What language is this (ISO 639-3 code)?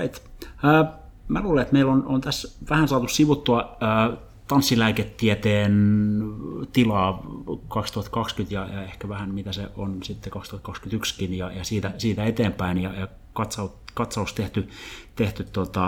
fin